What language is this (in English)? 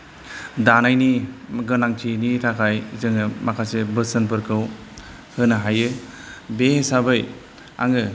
Bodo